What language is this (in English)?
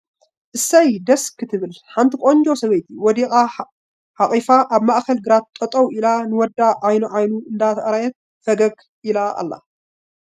Tigrinya